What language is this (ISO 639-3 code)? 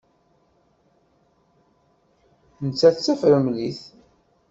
kab